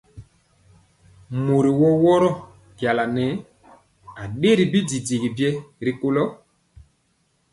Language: Mpiemo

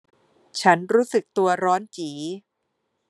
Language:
Thai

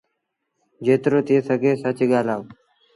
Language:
Sindhi Bhil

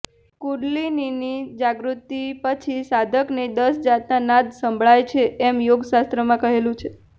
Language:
Gujarati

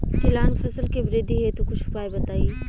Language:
Bhojpuri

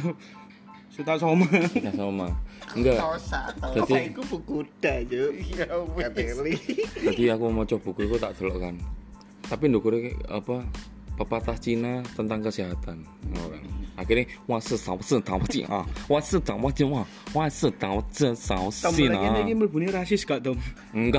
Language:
Indonesian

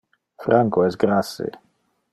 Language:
Interlingua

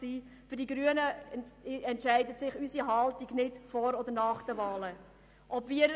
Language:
Swiss German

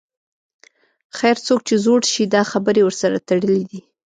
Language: Pashto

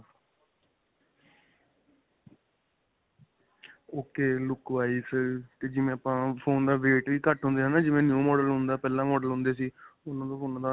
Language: Punjabi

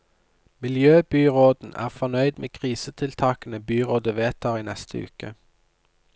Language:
Norwegian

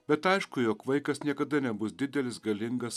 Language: Lithuanian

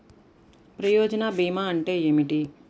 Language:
Telugu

